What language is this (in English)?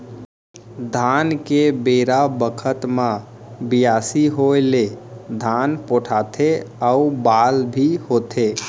Chhattisgarhi